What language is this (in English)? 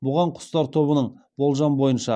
Kazakh